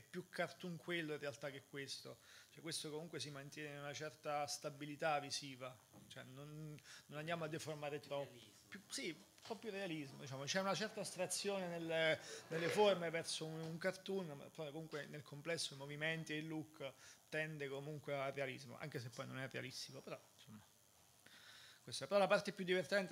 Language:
Italian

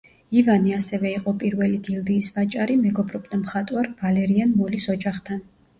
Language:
Georgian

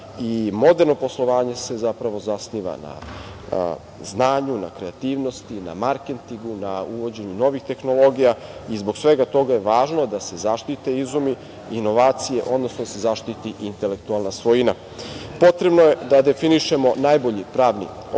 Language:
Serbian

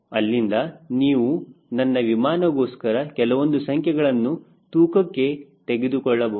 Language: Kannada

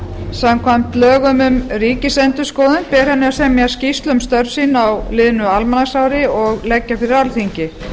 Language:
Icelandic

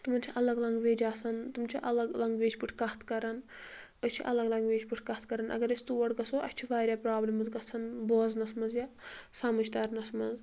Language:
Kashmiri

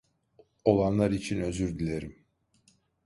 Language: Turkish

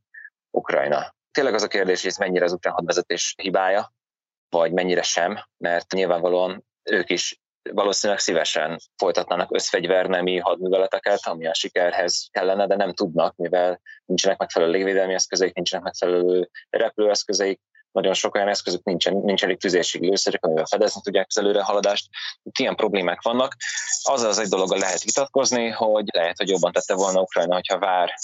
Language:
Hungarian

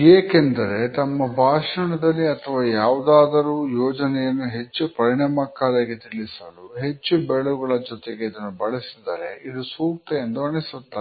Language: Kannada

